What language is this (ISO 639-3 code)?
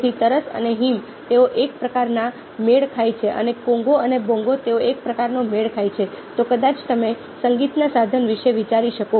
guj